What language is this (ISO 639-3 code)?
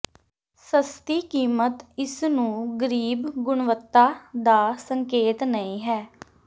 pan